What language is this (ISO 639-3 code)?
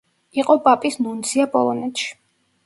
kat